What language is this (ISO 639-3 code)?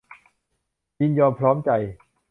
tha